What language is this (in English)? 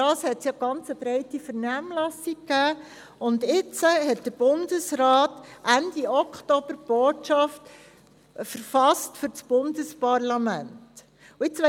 Swiss German